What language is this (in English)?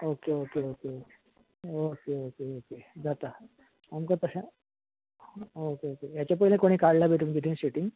Konkani